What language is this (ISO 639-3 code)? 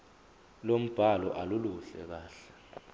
zul